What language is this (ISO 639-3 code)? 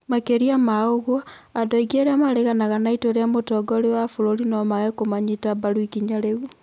kik